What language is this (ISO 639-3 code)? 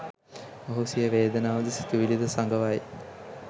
sin